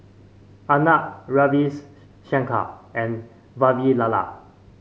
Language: English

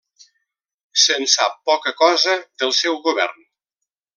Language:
Catalan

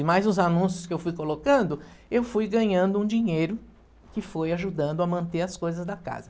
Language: Portuguese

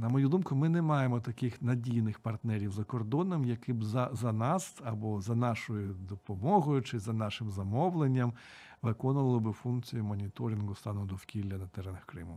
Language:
Ukrainian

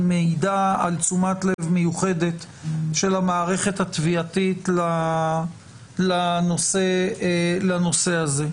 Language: Hebrew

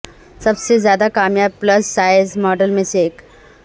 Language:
Urdu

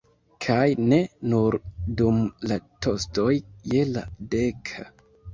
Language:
Esperanto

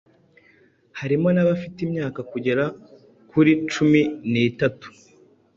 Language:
Kinyarwanda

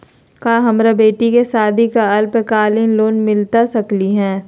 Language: Magahi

